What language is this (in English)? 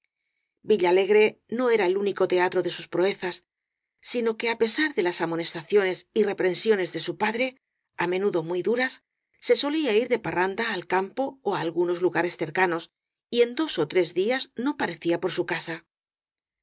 Spanish